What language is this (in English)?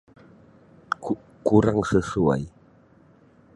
Sabah Malay